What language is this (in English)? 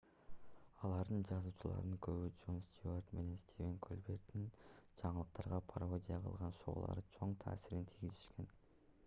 Kyrgyz